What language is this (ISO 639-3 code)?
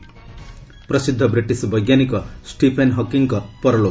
ori